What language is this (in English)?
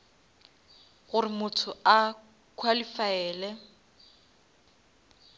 Northern Sotho